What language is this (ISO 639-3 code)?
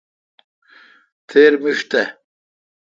xka